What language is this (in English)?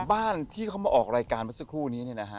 Thai